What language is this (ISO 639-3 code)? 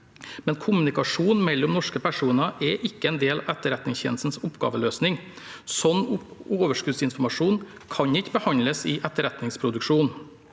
nor